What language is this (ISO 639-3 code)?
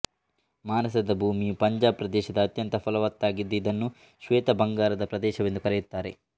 kan